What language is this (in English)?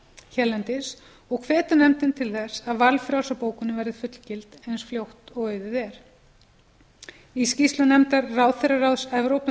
Icelandic